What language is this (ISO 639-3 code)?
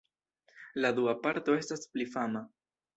epo